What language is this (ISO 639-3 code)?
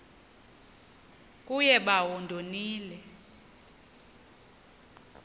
xho